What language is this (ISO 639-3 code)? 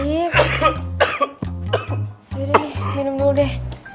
ind